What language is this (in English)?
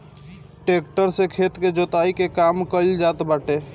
Bhojpuri